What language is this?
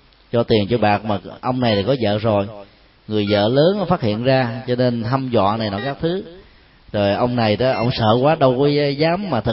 Vietnamese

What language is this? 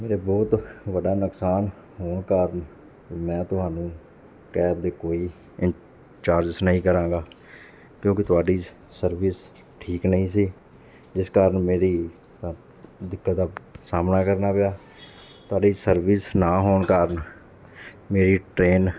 Punjabi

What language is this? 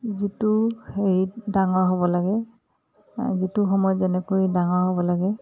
Assamese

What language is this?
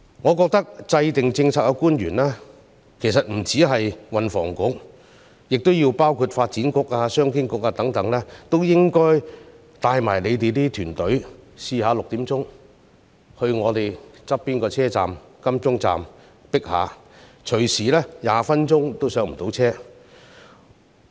Cantonese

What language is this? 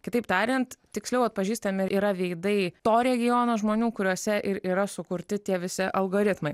Lithuanian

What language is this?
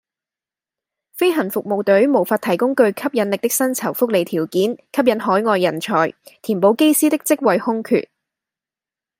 Cantonese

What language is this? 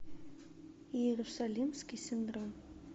Russian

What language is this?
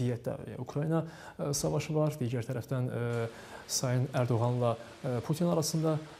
Turkish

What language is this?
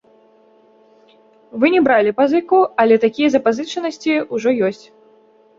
Belarusian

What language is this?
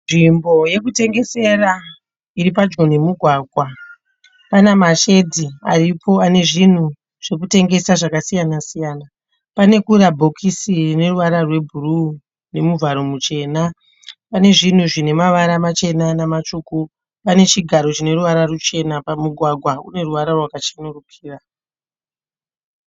Shona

